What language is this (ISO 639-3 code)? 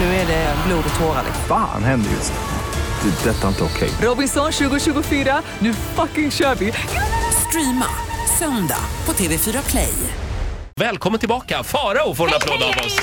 swe